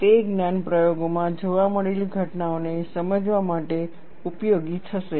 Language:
Gujarati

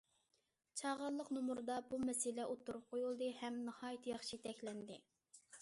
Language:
Uyghur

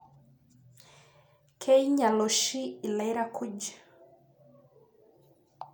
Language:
Masai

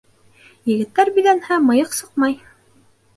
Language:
Bashkir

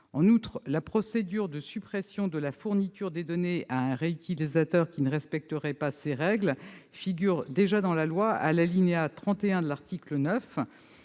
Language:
French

